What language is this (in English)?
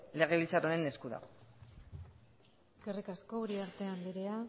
Basque